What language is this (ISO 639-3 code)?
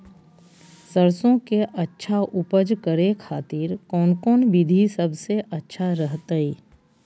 mag